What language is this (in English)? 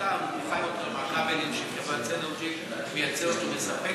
Hebrew